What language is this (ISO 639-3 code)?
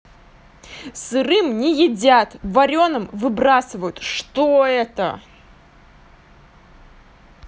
rus